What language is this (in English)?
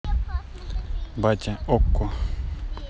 Russian